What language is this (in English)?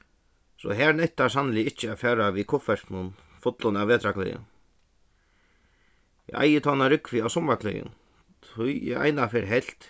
Faroese